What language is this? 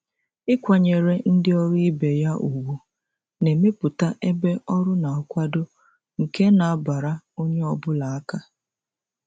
Igbo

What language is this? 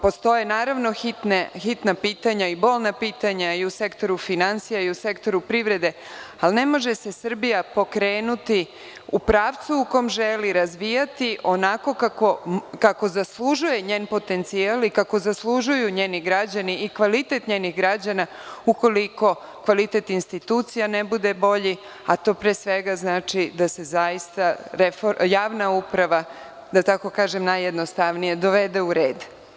Serbian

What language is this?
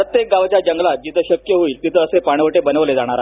Marathi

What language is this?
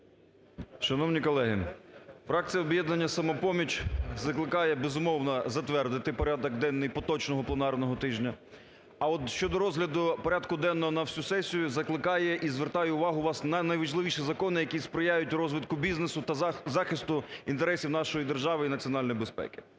Ukrainian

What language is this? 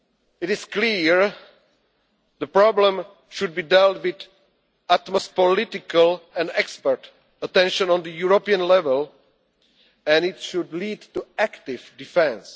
English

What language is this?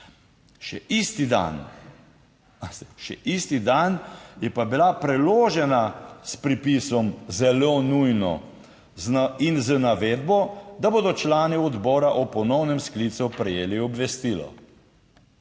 Slovenian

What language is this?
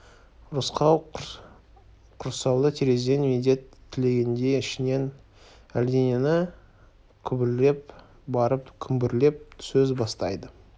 Kazakh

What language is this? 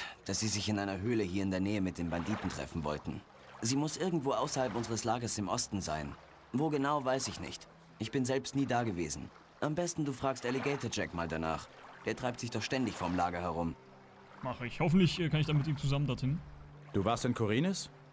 German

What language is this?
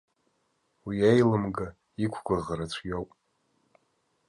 Abkhazian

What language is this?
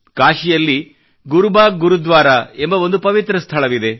Kannada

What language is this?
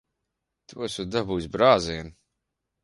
Latvian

